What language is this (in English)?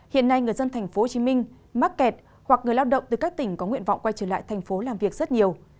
Vietnamese